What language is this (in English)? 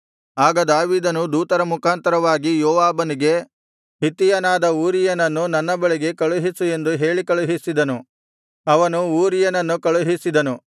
Kannada